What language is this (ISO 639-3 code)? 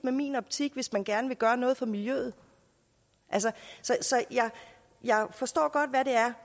dan